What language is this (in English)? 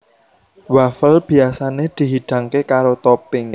Javanese